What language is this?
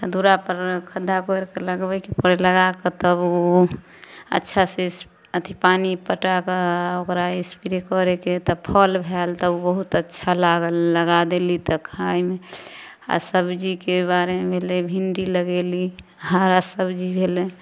Maithili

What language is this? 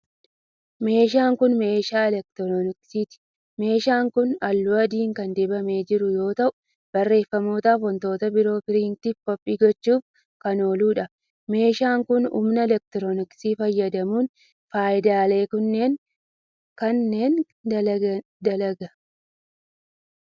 Oromo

